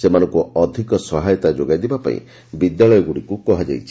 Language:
Odia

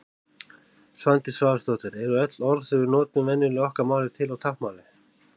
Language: Icelandic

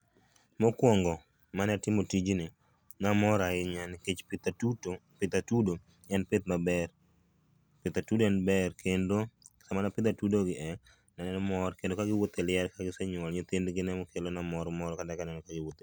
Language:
Luo (Kenya and Tanzania)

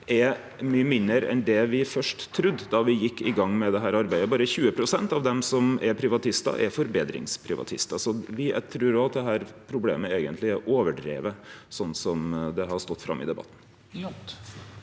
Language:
Norwegian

